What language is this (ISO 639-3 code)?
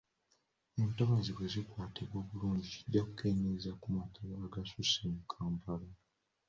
lug